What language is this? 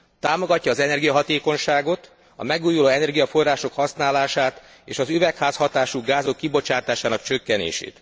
Hungarian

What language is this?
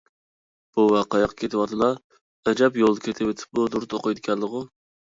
Uyghur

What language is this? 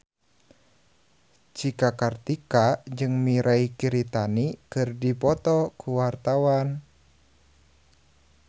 Sundanese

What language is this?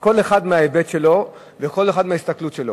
Hebrew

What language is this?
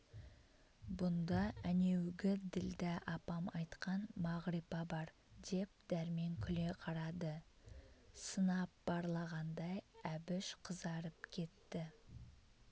Kazakh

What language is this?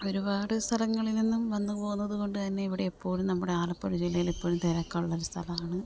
Malayalam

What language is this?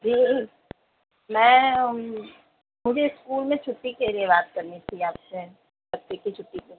Urdu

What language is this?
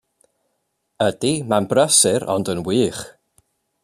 Welsh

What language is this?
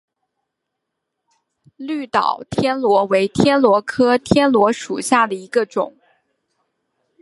Chinese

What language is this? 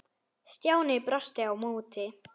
Icelandic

